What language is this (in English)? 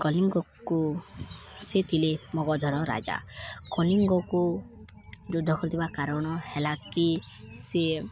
Odia